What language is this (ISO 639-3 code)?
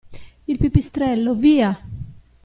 ita